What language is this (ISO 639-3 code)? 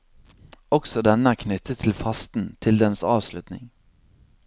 nor